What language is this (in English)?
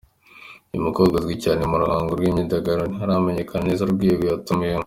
Kinyarwanda